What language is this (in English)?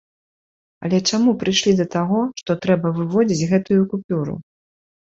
Belarusian